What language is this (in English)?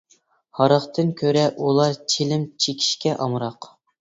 Uyghur